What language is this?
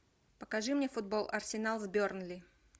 Russian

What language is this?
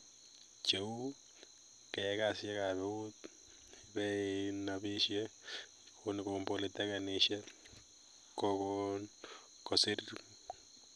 Kalenjin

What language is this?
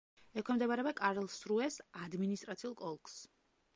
Georgian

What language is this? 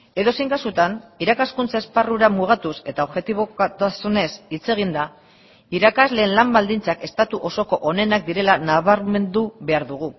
Basque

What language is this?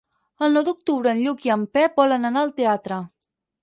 Catalan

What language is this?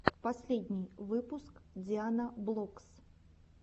Russian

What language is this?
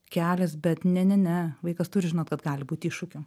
Lithuanian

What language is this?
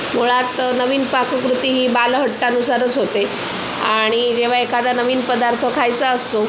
Marathi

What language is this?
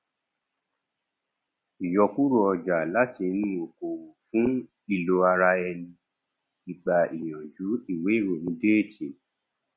Yoruba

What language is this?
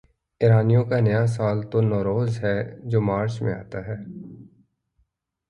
Urdu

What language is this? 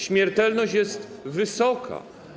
Polish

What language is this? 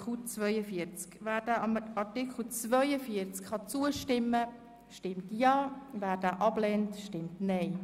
Swiss German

